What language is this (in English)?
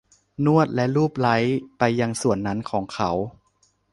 Thai